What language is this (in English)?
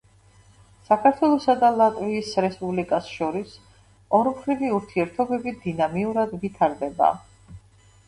Georgian